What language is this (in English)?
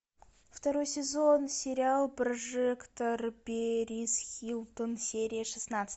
Russian